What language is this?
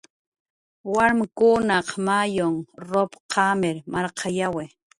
Jaqaru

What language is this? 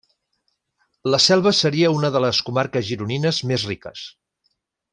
Catalan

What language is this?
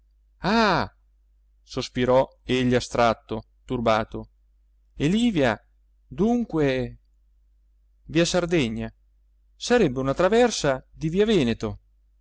Italian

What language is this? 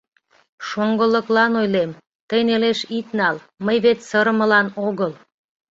Mari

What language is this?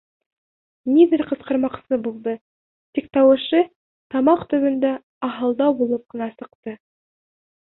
Bashkir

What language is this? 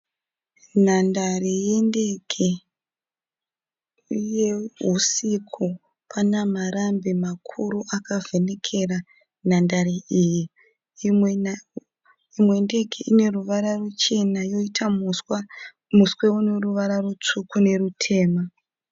Shona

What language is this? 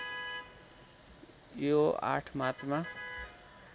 Nepali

